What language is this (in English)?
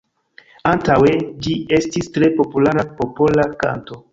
Esperanto